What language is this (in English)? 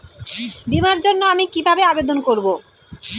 Bangla